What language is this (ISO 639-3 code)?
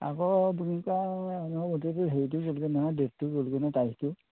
asm